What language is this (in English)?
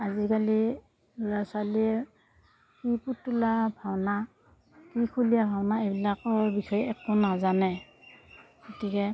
Assamese